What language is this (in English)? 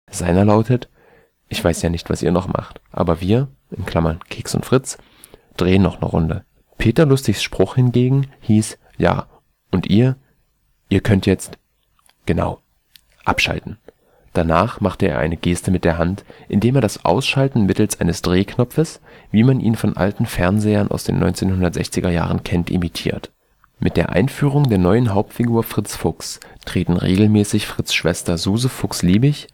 German